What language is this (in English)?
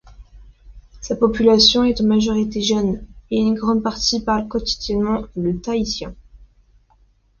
French